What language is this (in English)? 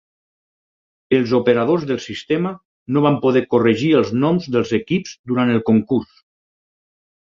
Catalan